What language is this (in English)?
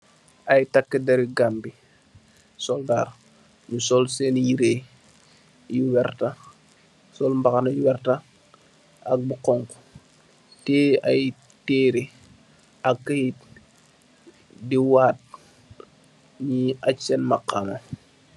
Wolof